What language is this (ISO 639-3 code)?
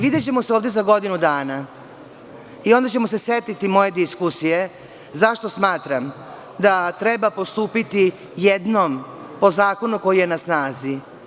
srp